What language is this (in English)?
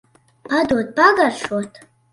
Latvian